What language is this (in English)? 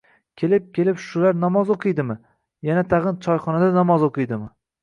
Uzbek